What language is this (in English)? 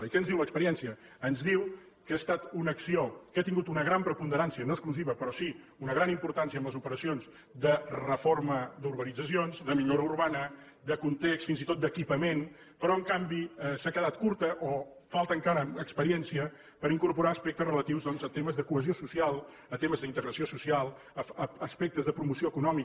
Catalan